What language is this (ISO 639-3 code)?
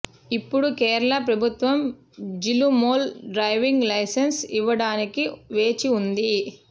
tel